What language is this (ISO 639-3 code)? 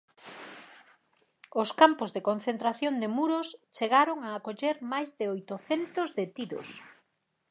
glg